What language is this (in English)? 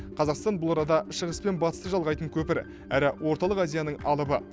Kazakh